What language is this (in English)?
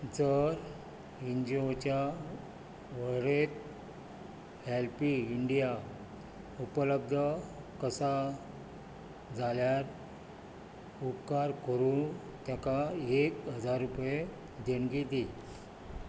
Konkani